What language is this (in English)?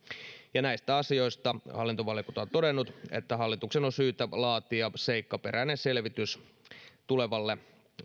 Finnish